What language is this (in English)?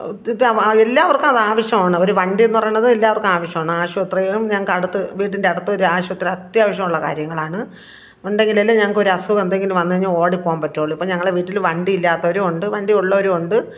Malayalam